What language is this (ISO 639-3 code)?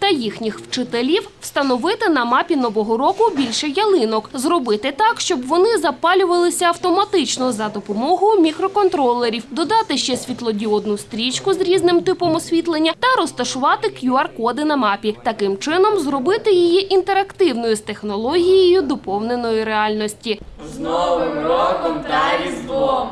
ukr